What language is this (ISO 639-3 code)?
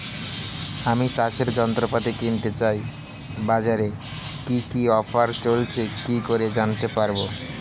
ben